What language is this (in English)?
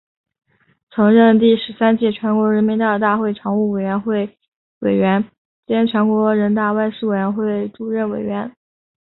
Chinese